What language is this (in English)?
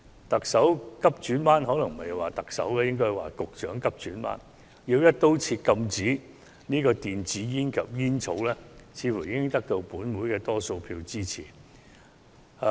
Cantonese